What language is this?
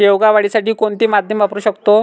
Marathi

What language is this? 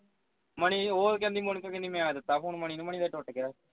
Punjabi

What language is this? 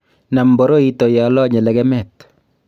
Kalenjin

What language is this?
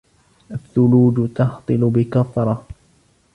Arabic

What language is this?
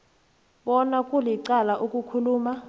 South Ndebele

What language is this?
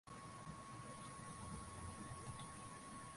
Swahili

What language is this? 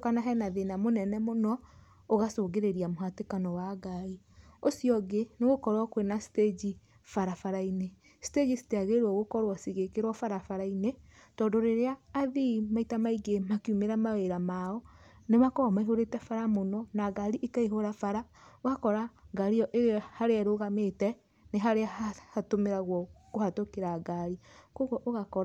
Kikuyu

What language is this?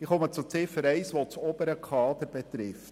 Swiss German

